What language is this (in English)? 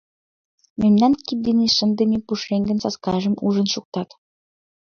Mari